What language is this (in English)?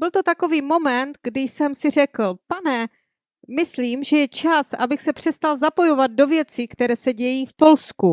Czech